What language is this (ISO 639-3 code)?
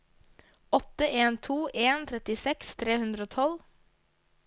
nor